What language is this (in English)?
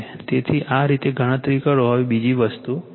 Gujarati